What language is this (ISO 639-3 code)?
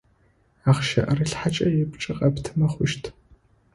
ady